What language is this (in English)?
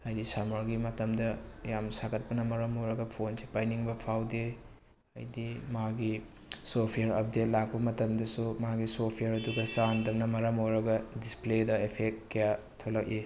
Manipuri